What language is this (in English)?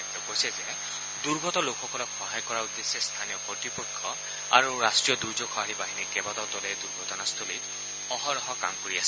Assamese